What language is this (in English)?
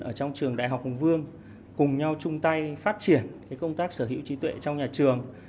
Vietnamese